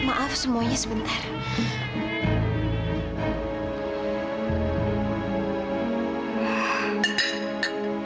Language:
Indonesian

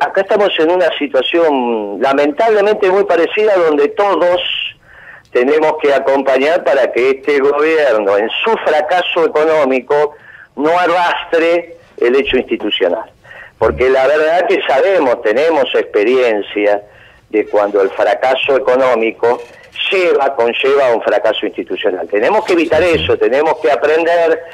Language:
Spanish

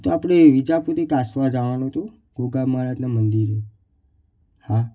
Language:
Gujarati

